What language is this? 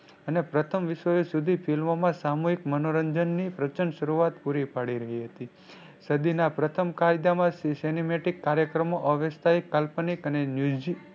Gujarati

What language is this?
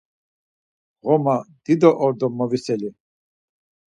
Laz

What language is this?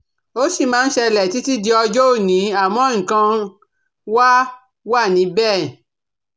Yoruba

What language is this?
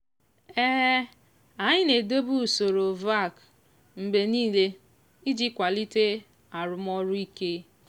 Igbo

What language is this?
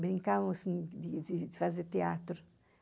Portuguese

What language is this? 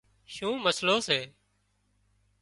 Wadiyara Koli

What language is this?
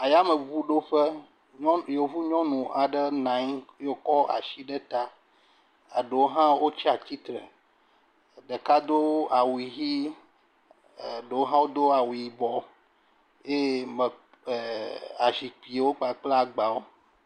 Ewe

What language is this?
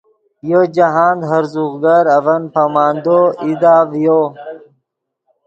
Yidgha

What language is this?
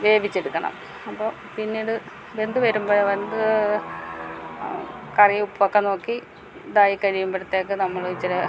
Malayalam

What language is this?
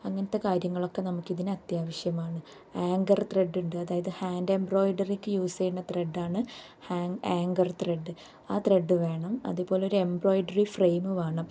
Malayalam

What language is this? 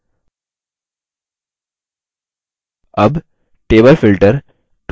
Hindi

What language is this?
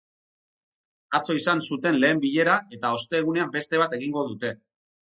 Basque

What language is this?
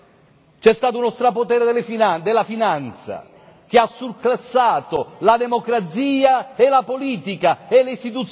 Italian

